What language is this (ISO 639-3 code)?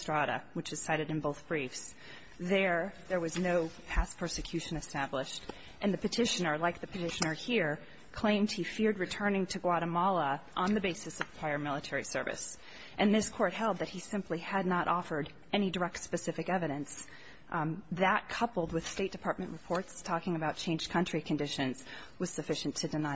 eng